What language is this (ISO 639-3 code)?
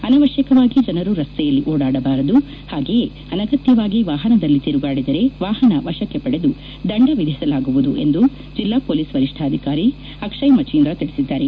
kan